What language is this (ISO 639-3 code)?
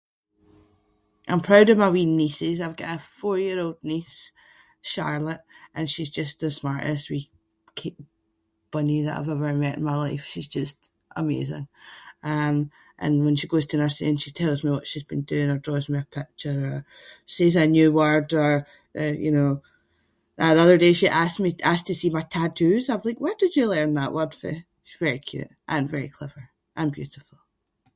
sco